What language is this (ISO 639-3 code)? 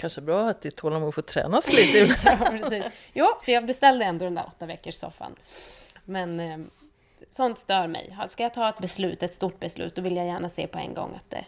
swe